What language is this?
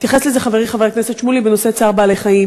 Hebrew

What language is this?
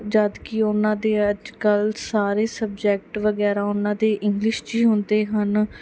Punjabi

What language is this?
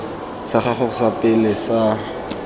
Tswana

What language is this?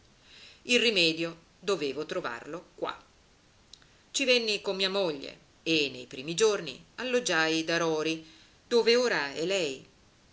Italian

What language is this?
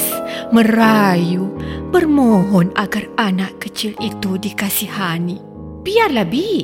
Malay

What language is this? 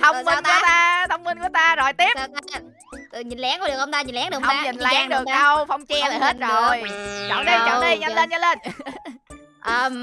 Vietnamese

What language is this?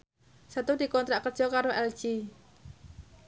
Javanese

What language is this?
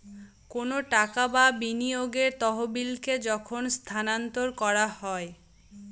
Bangla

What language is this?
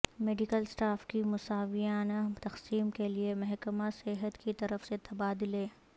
Urdu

